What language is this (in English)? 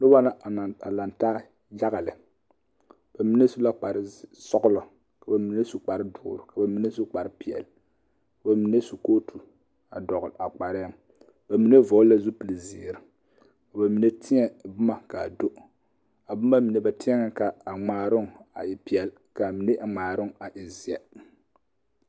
Southern Dagaare